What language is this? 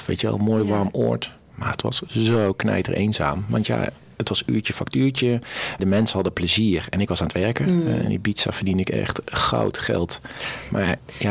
Dutch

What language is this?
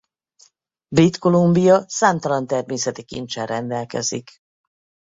Hungarian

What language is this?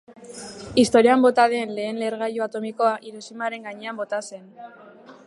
Basque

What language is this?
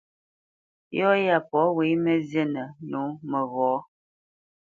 Bamenyam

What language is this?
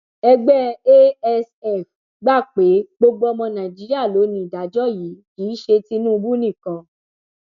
Yoruba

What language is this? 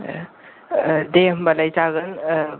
Bodo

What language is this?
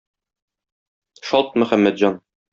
Tatar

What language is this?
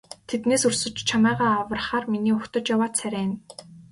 Mongolian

